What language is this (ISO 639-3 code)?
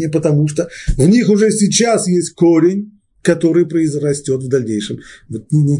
rus